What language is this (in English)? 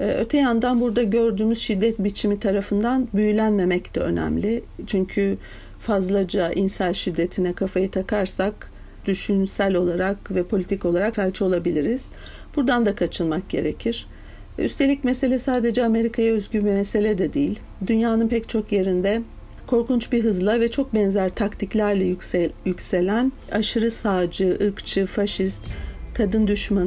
Turkish